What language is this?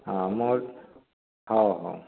Odia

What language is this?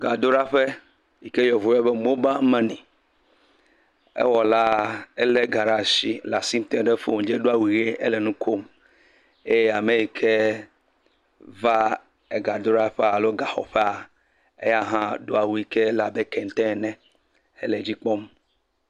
Ewe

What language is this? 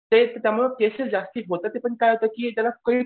Marathi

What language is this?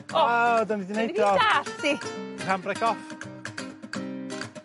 Welsh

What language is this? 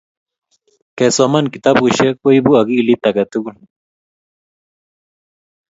Kalenjin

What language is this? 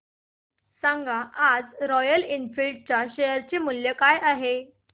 Marathi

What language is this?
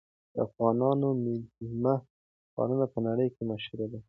Pashto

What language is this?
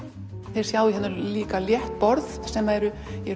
Icelandic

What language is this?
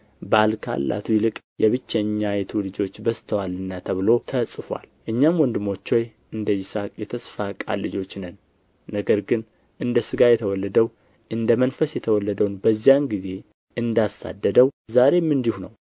Amharic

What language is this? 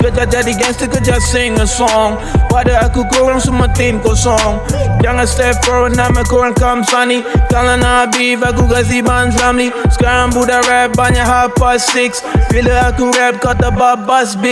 Malay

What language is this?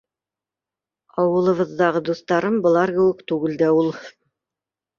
Bashkir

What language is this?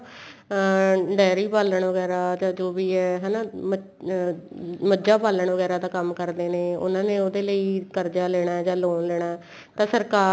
Punjabi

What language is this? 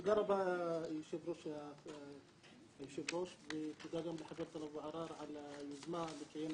Hebrew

